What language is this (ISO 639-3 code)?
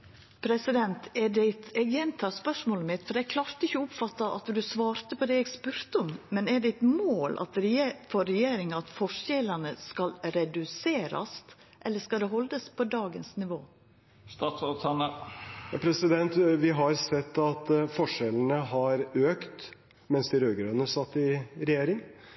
nor